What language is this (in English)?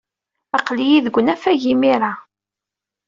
Kabyle